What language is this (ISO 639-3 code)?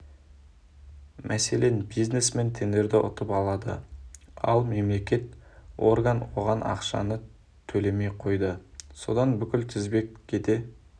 kaz